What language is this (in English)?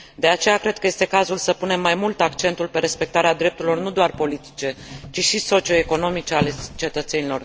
Romanian